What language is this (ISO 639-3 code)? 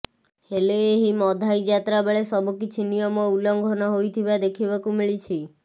ori